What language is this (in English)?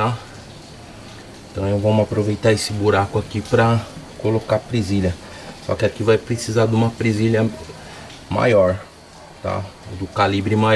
Portuguese